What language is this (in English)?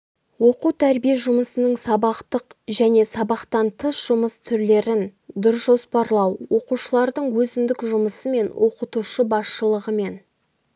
Kazakh